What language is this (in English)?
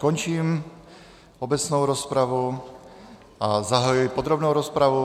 Czech